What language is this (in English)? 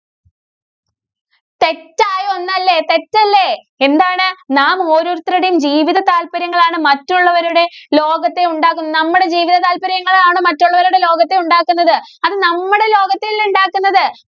Malayalam